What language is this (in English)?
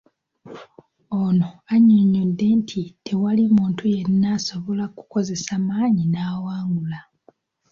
Ganda